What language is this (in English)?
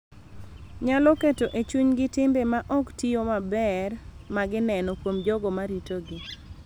Luo (Kenya and Tanzania)